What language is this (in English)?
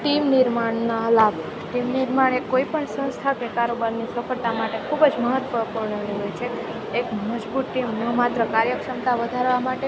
Gujarati